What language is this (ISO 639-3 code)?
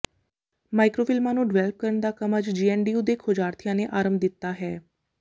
pan